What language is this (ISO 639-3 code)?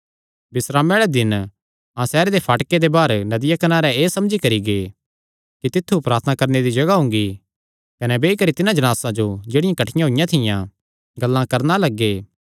xnr